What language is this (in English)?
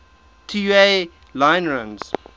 English